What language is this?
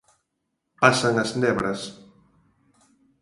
Galician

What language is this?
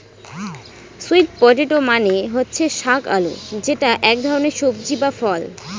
Bangla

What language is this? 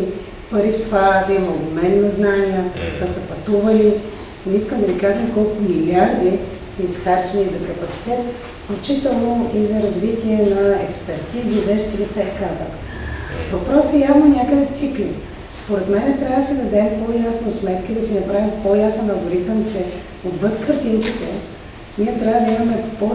Bulgarian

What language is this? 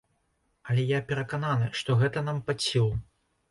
Belarusian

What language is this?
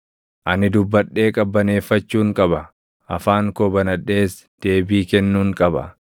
Oromo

